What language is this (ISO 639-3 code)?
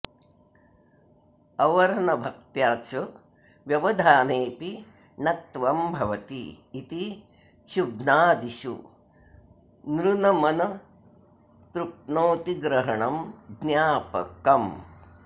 san